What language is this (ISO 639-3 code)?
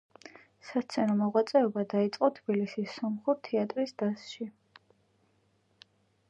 kat